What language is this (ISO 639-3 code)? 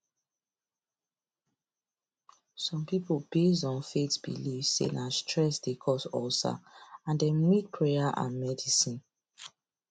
pcm